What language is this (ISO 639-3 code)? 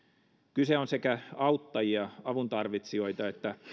fin